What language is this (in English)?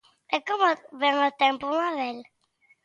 Galician